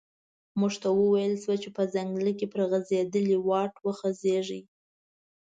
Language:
Pashto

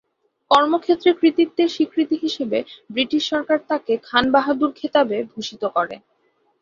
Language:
Bangla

